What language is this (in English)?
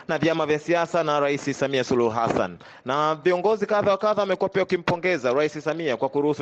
Swahili